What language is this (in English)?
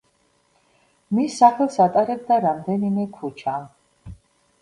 Georgian